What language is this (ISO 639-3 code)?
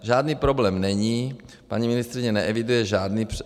ces